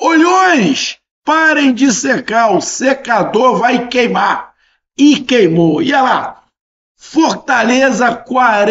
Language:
Portuguese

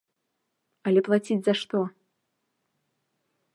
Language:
Belarusian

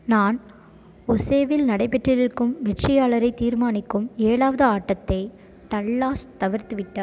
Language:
Tamil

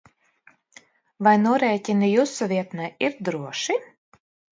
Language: Latvian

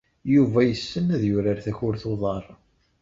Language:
Kabyle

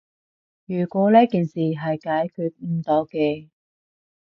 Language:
Cantonese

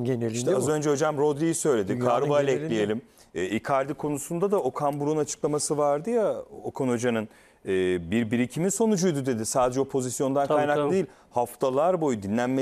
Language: Turkish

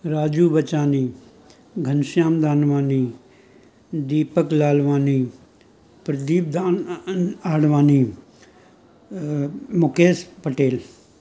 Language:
Sindhi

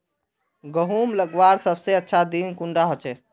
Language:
Magahi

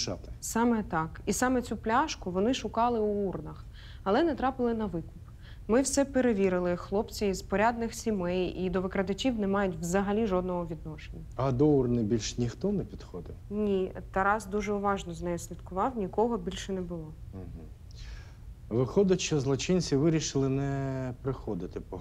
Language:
Ukrainian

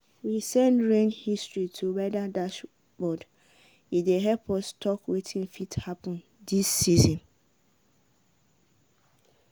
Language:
Nigerian Pidgin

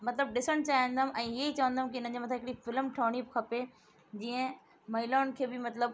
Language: Sindhi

